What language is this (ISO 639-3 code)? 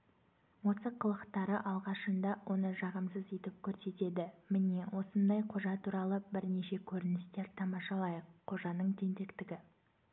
kaz